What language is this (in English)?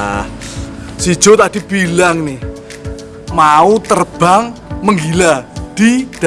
Indonesian